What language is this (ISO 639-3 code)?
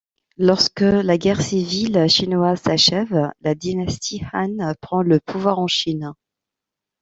fra